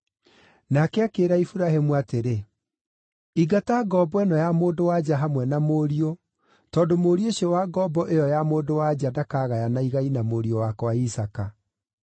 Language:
Kikuyu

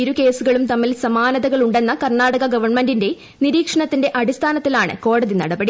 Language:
Malayalam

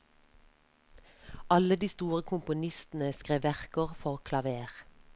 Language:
Norwegian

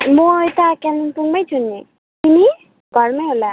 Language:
Nepali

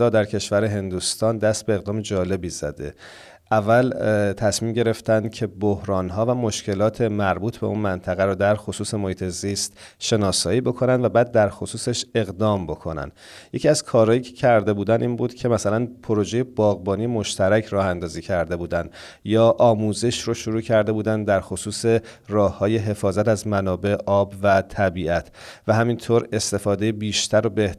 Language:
Persian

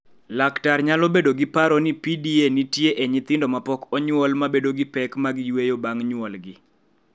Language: Luo (Kenya and Tanzania)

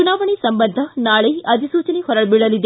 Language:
Kannada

